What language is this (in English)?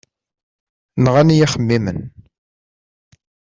Kabyle